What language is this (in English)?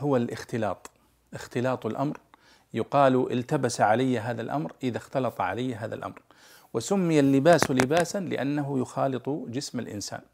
Arabic